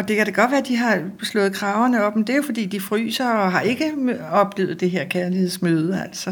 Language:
Danish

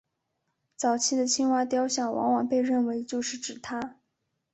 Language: Chinese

